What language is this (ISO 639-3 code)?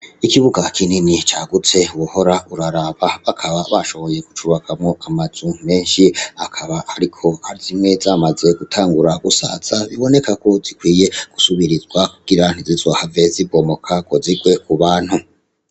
run